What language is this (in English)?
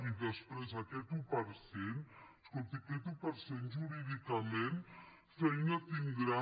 Catalan